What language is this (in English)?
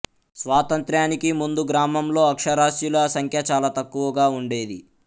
Telugu